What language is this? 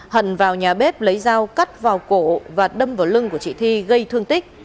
Vietnamese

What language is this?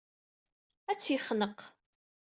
Kabyle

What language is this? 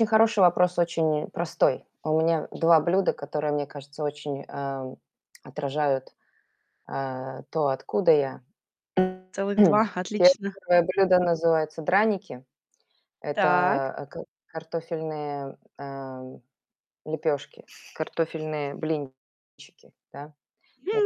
Russian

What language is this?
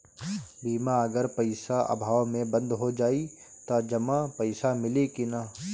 Bhojpuri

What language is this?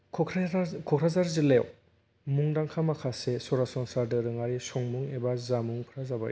Bodo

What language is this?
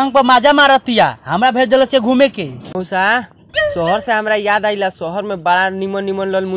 Hindi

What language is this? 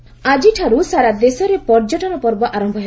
Odia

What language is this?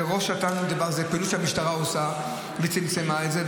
Hebrew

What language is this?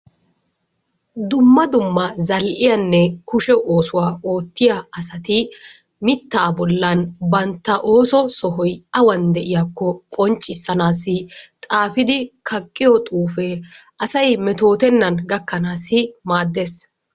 Wolaytta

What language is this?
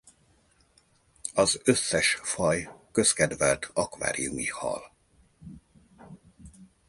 Hungarian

